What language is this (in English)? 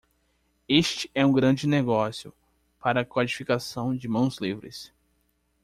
Portuguese